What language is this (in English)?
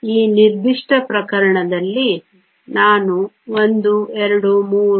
Kannada